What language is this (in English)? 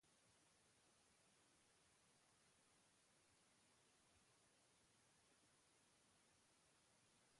Basque